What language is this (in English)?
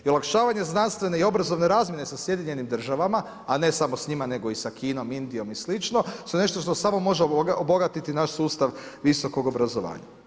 Croatian